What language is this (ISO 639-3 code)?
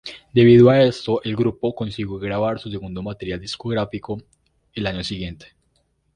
spa